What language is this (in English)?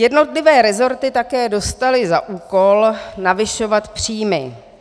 Czech